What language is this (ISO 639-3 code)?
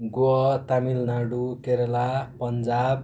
nep